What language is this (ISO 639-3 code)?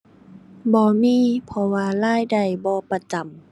tha